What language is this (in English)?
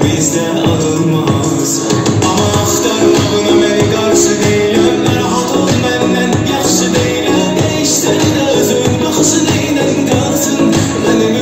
Arabic